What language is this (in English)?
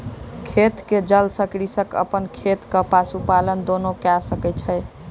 Maithili